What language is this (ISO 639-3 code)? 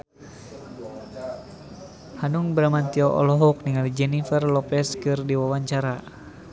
sun